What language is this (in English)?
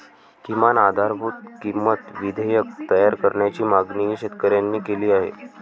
Marathi